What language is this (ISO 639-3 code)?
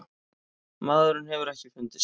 isl